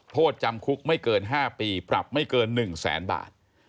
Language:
Thai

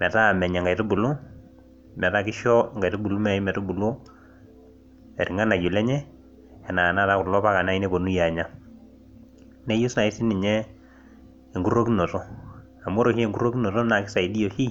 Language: Masai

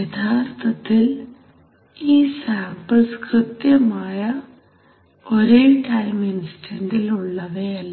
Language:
Malayalam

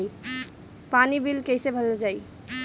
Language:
Bhojpuri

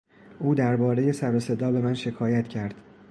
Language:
Persian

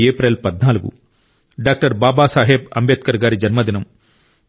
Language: Telugu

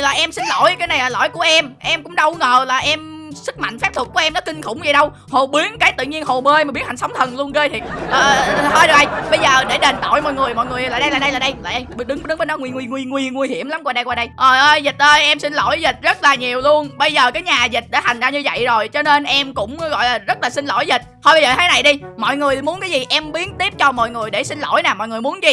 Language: Vietnamese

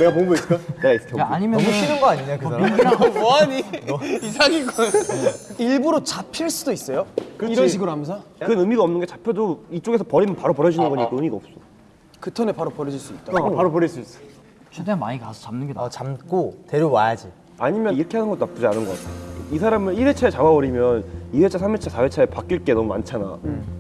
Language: Korean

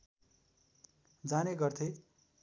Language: Nepali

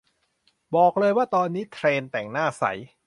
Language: Thai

